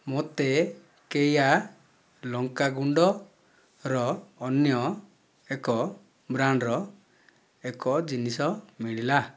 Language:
Odia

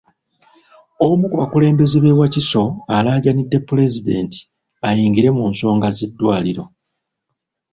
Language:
Ganda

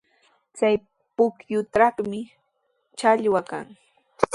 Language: Sihuas Ancash Quechua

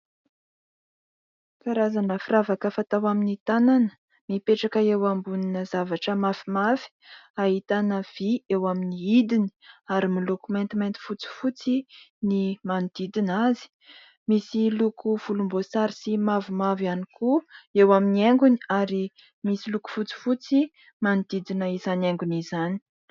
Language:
Malagasy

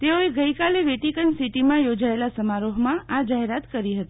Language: Gujarati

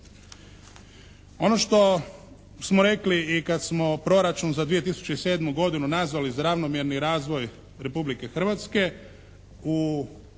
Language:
Croatian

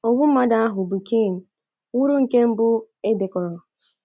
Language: Igbo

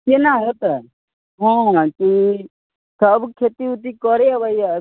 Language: Maithili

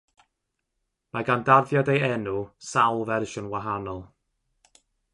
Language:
Welsh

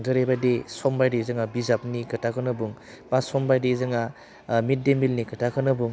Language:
Bodo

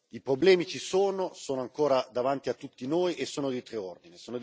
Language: Italian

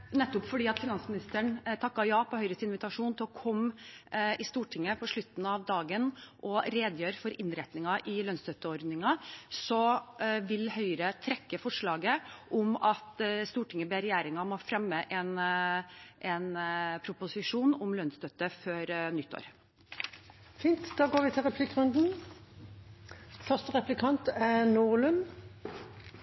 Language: Norwegian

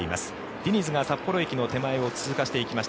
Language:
Japanese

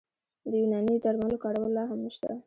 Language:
Pashto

